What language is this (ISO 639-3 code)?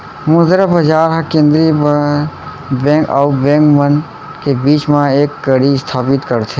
hne